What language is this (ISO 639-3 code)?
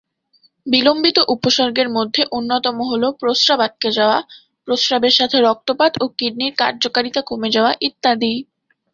ben